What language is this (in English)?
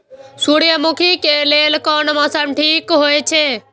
Maithili